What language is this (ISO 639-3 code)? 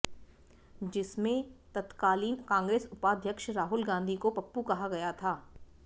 hin